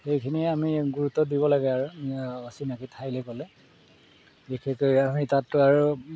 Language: Assamese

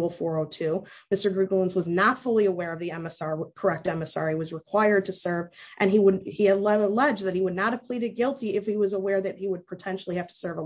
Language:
English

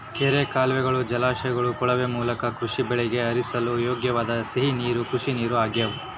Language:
Kannada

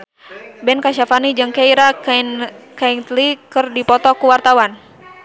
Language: Sundanese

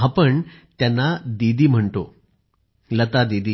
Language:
Marathi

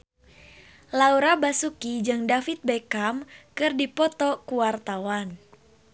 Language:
Sundanese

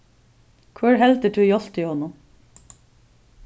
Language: Faroese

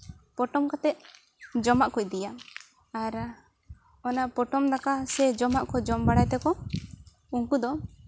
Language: Santali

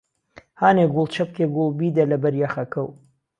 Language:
Central Kurdish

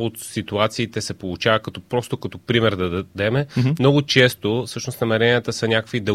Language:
Bulgarian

